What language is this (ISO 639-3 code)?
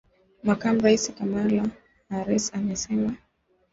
swa